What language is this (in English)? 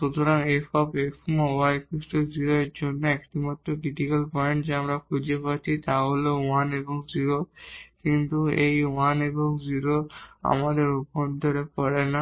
Bangla